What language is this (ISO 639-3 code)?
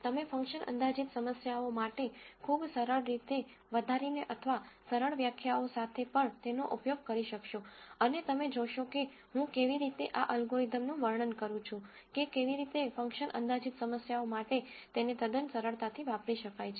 guj